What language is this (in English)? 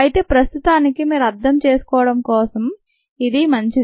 Telugu